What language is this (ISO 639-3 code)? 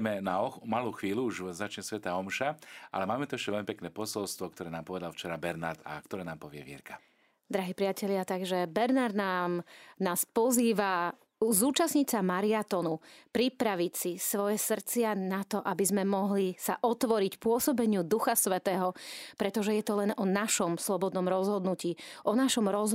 slk